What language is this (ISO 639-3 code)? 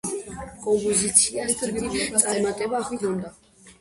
kat